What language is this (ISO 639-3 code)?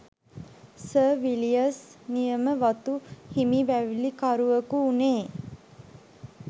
sin